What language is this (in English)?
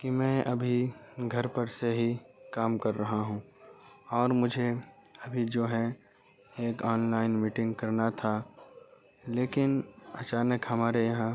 Urdu